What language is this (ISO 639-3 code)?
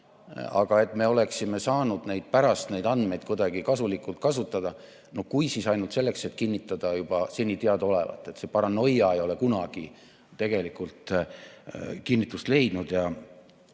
est